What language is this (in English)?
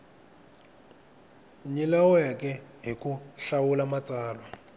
Tsonga